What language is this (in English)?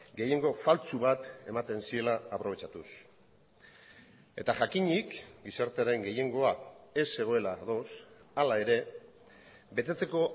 Basque